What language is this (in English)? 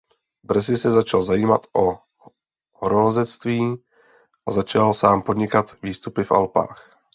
Czech